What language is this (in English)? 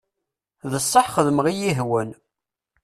Kabyle